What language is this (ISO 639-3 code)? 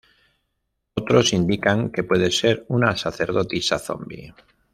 spa